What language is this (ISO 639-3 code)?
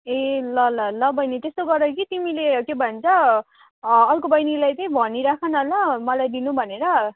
nep